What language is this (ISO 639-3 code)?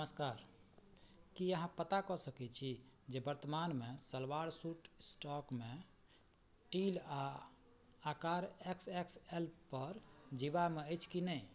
mai